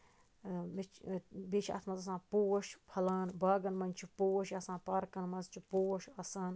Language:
Kashmiri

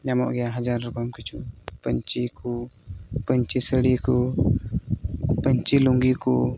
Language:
Santali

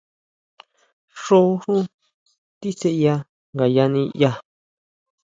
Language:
Huautla Mazatec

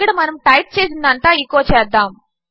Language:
Telugu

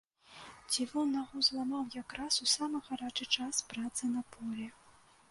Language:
Belarusian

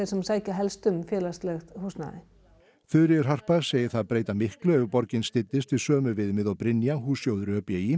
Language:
Icelandic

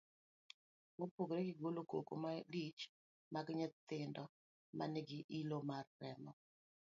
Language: Luo (Kenya and Tanzania)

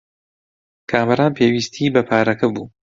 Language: Central Kurdish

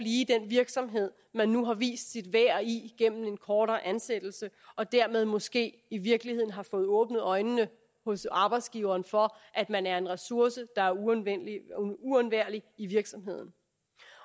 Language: Danish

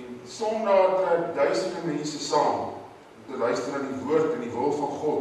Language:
Greek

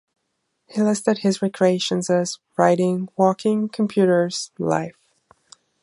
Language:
English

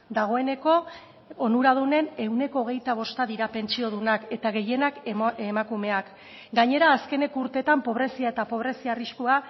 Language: Basque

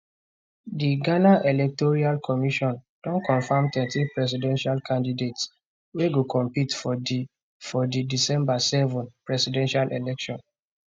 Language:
Nigerian Pidgin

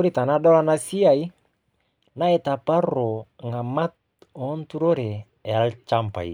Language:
Masai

